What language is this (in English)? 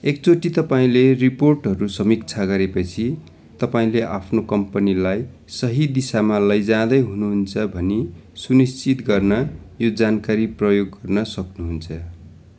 Nepali